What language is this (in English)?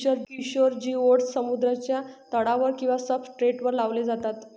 Marathi